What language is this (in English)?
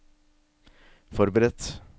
Norwegian